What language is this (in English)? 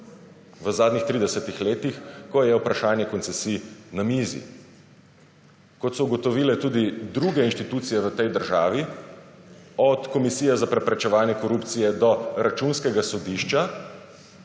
Slovenian